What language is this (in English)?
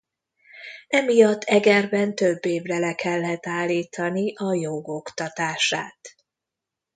Hungarian